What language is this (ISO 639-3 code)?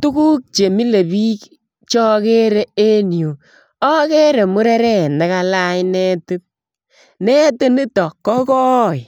kln